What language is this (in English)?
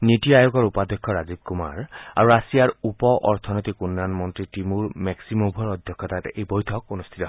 Assamese